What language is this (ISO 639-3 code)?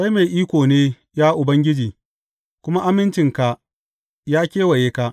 hau